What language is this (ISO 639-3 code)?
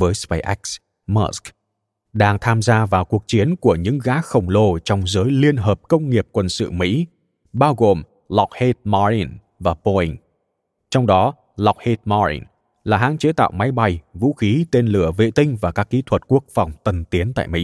vie